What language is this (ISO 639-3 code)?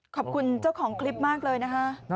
tha